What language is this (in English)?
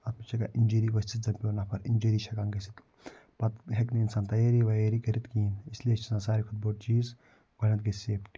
Kashmiri